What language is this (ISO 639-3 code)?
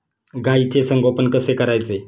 mar